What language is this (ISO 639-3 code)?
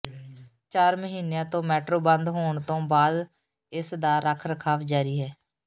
pan